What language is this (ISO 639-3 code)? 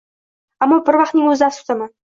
uzb